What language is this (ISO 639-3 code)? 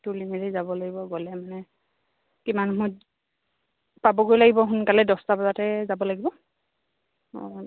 asm